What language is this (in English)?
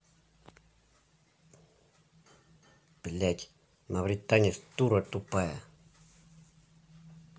Russian